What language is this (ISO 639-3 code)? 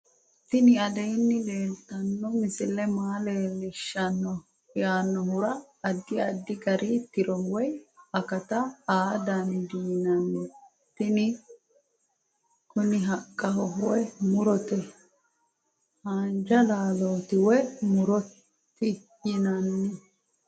sid